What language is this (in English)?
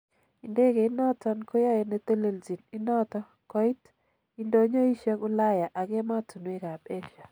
Kalenjin